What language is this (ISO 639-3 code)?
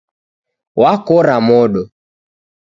dav